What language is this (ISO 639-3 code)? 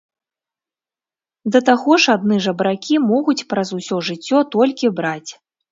bel